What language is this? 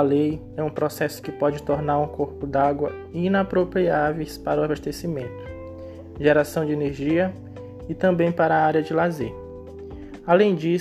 Portuguese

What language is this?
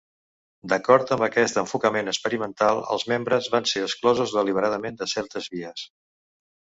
Catalan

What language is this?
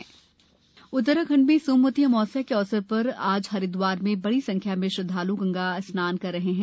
Hindi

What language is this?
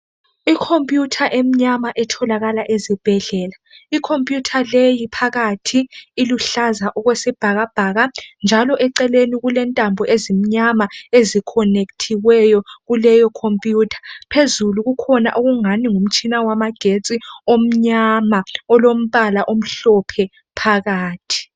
North Ndebele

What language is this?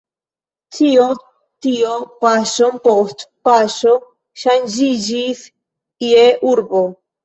Esperanto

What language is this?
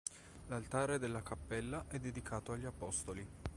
Italian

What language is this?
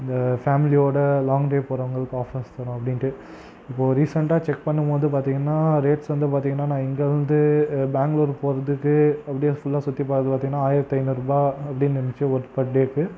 Tamil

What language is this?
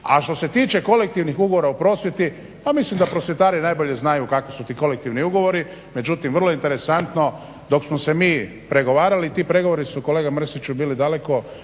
Croatian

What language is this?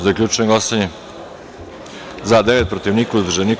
Serbian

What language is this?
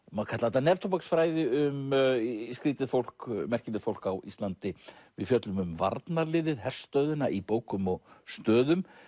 Icelandic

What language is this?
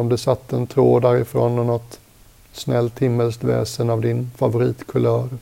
Swedish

